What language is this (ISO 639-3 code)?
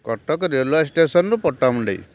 ori